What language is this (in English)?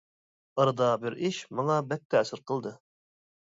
Uyghur